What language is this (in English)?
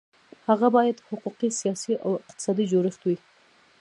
Pashto